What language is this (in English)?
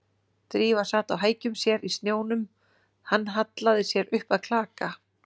Icelandic